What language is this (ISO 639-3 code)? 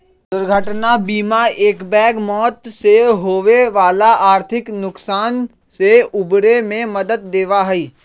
mag